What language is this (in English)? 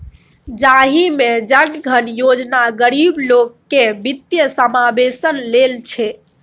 Maithili